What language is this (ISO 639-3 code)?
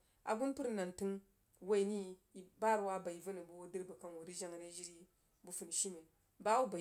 juo